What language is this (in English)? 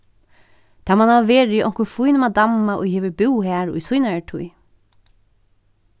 Faroese